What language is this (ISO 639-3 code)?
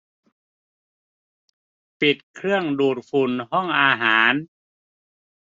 tha